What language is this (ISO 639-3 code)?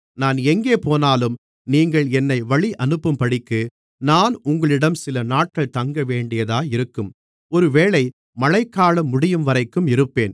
tam